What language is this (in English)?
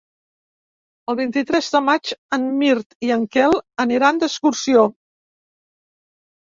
Catalan